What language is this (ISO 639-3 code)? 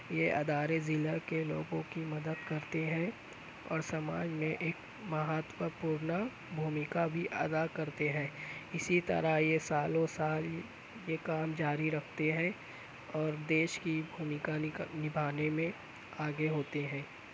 urd